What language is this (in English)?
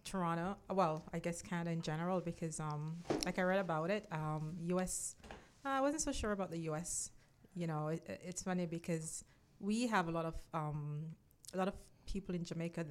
English